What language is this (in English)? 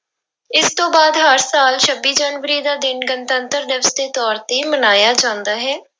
Punjabi